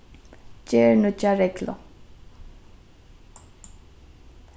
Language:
Faroese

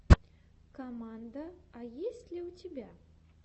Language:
Russian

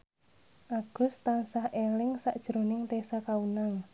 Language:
Javanese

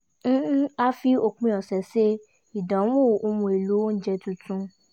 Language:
Yoruba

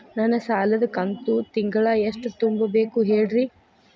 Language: Kannada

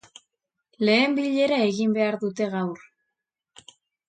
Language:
Basque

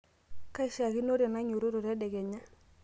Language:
Masai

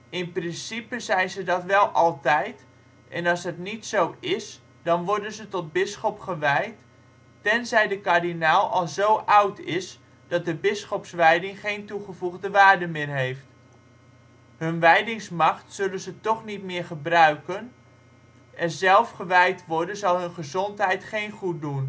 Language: Dutch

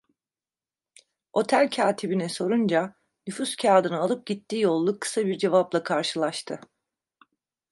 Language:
Turkish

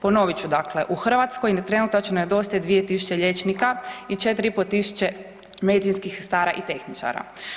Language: Croatian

